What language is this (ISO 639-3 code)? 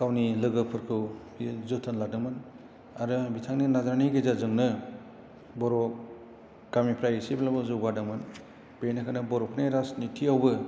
brx